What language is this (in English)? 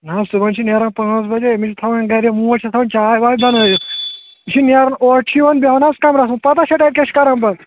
Kashmiri